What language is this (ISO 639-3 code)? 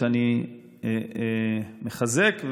heb